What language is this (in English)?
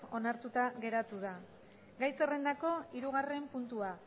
Basque